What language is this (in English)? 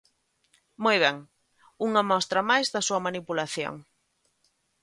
Galician